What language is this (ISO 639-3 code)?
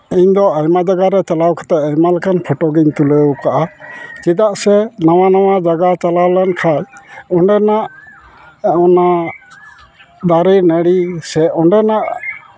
sat